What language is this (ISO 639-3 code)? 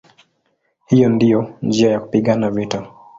swa